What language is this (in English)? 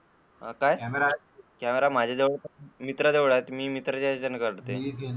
Marathi